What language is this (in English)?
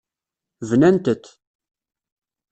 Kabyle